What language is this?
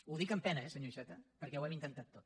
Catalan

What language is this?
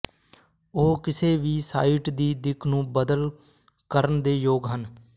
Punjabi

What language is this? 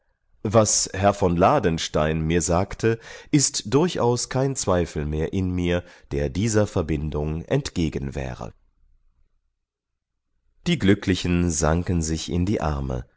German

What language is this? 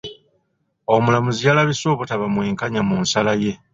Ganda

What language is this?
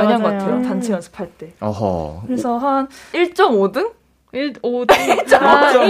Korean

